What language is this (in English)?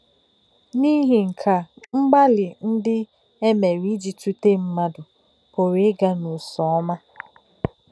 Igbo